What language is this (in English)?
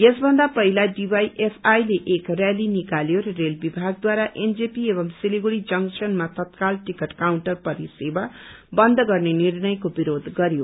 Nepali